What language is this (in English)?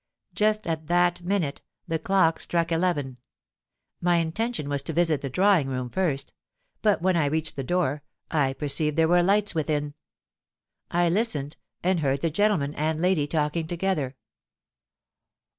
English